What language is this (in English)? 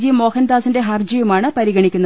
Malayalam